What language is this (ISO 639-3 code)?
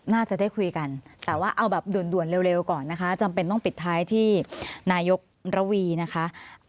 tha